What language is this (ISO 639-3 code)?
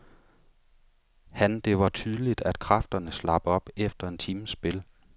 dan